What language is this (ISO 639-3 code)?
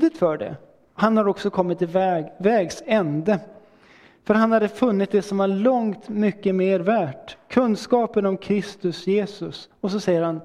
swe